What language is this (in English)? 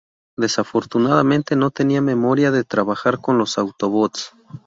Spanish